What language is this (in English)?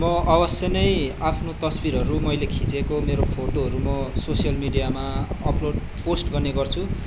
Nepali